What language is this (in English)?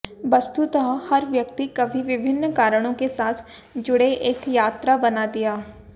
Hindi